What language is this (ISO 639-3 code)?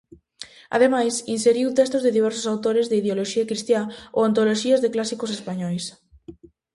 glg